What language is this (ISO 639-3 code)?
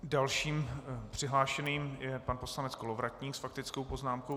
ces